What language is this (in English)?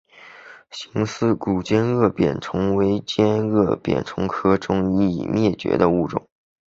Chinese